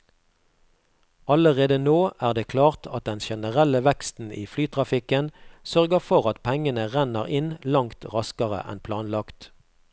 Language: Norwegian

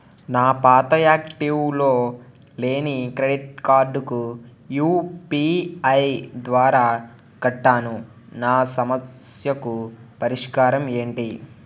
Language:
Telugu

